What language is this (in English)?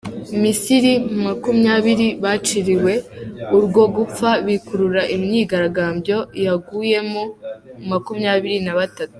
Kinyarwanda